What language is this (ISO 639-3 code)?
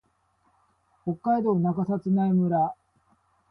jpn